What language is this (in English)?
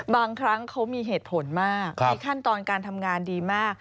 Thai